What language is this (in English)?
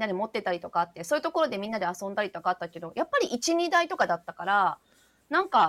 Japanese